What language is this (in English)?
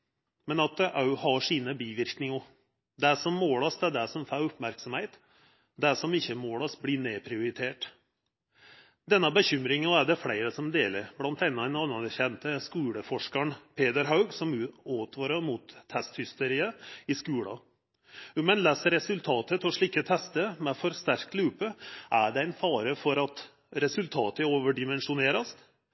Norwegian Nynorsk